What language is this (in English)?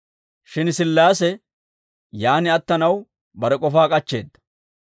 Dawro